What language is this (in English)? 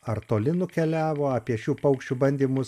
Lithuanian